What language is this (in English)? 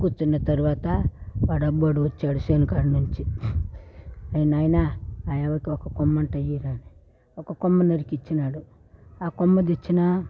Telugu